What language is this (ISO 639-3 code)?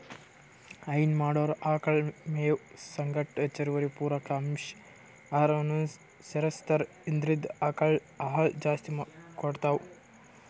kan